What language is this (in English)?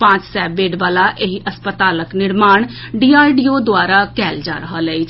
Maithili